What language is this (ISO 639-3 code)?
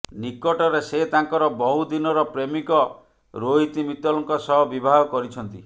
ori